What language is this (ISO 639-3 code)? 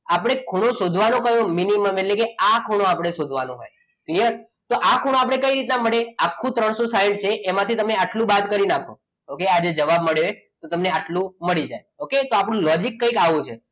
guj